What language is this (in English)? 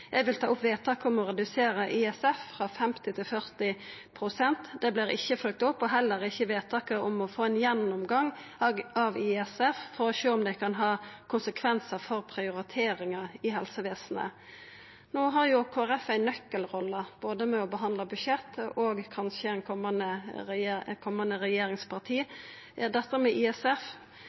Norwegian Nynorsk